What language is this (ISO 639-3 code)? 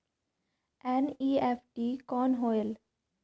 hne